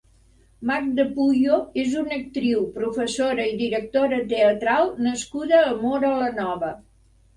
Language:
Catalan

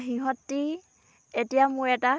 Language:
Assamese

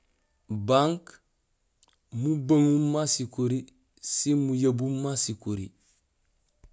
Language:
Gusilay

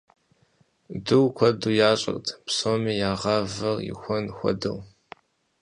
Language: Kabardian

